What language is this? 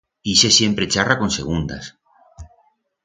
Aragonese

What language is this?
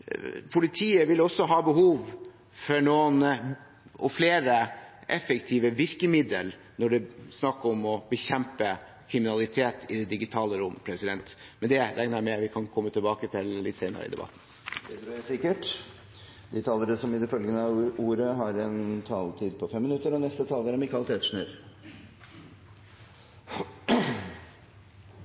Norwegian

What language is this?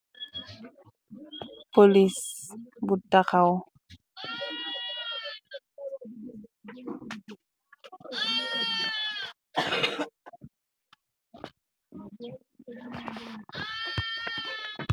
Wolof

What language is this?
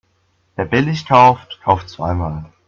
German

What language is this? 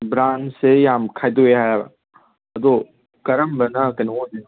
Manipuri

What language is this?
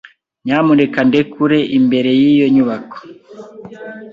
Kinyarwanda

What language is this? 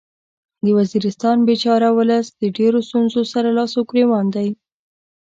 Pashto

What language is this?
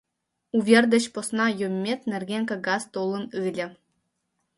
Mari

